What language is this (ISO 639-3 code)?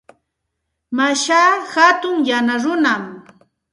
qxt